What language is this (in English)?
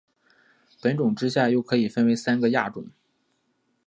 Chinese